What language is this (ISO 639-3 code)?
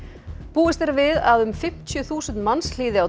isl